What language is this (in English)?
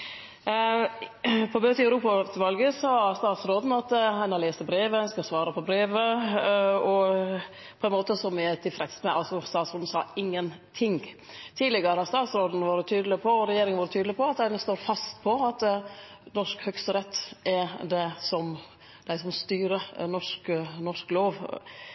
Norwegian Nynorsk